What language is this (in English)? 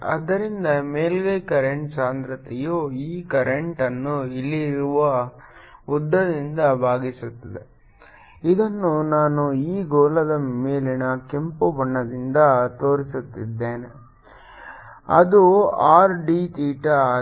Kannada